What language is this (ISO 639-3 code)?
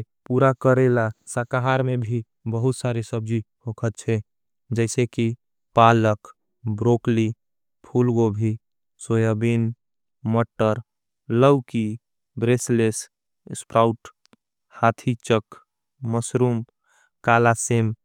anp